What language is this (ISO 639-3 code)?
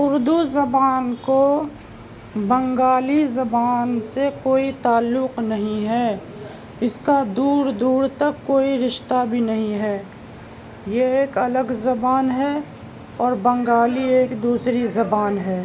urd